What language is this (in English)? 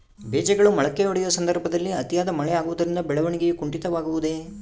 Kannada